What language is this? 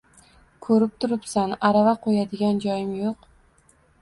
Uzbek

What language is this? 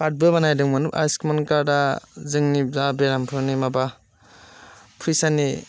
Bodo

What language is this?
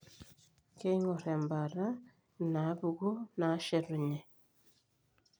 Masai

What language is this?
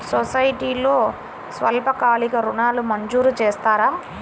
Telugu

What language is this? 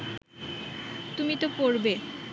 Bangla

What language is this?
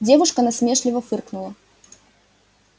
Russian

